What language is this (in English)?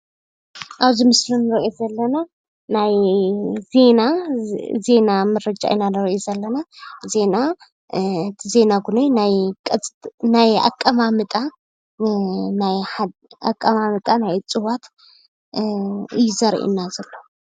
Tigrinya